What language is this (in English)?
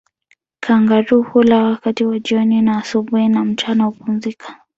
Swahili